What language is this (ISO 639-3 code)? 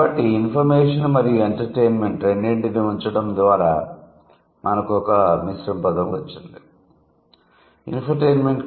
tel